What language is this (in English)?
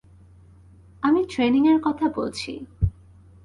Bangla